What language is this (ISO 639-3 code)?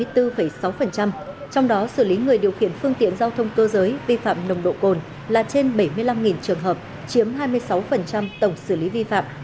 vie